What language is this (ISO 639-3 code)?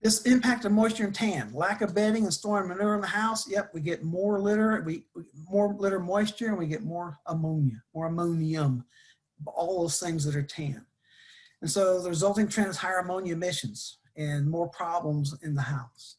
eng